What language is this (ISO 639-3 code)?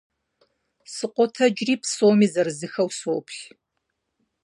kbd